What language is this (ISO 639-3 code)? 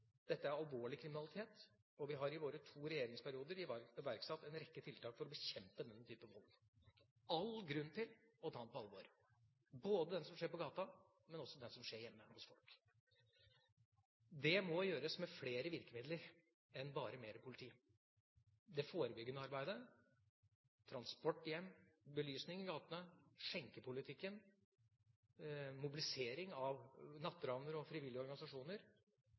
nob